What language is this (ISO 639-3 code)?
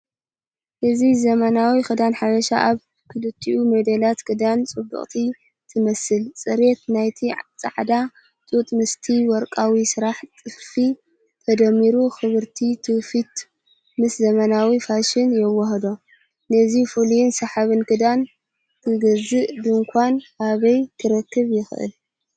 tir